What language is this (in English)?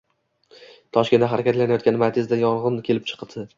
Uzbek